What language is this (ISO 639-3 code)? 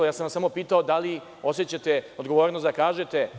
srp